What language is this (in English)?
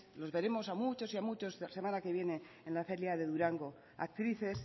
Spanish